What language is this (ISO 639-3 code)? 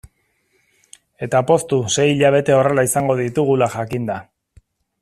eus